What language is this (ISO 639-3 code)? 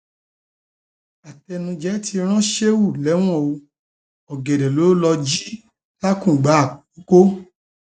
yor